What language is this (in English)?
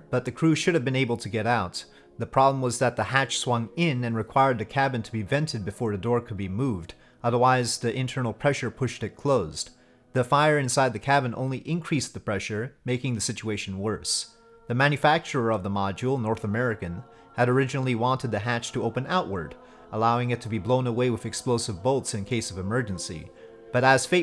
English